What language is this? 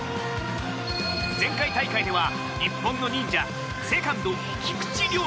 Japanese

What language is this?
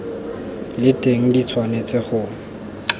Tswana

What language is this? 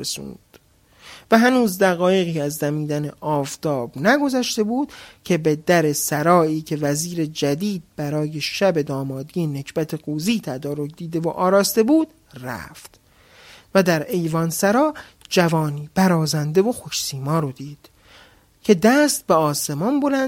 Persian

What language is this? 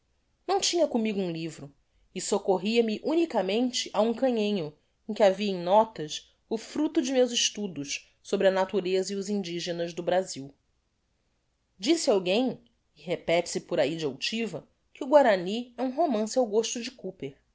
Portuguese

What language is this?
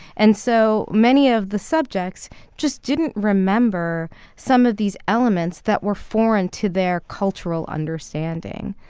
English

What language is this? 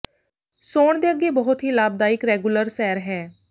Punjabi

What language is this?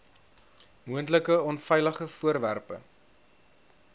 Afrikaans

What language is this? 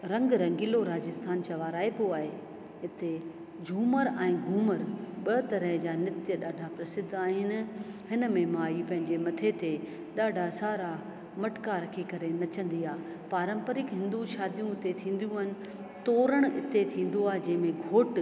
Sindhi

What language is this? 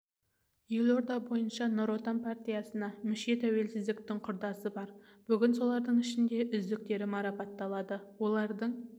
Kazakh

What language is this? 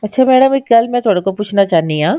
Punjabi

